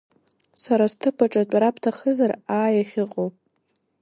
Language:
Abkhazian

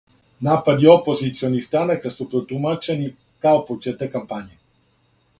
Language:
Serbian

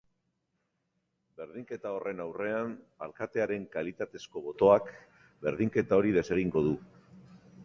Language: Basque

